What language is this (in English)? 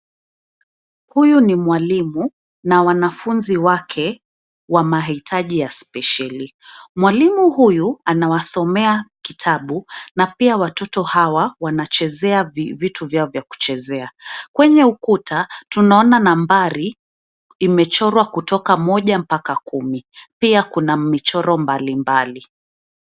Swahili